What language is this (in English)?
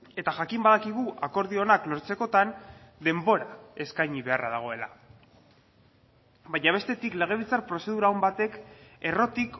Basque